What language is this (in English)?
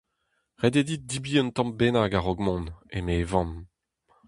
Breton